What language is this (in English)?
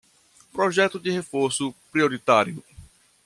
Portuguese